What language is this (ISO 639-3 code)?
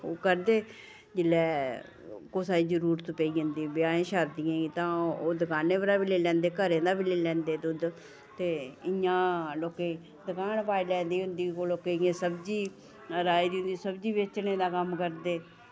doi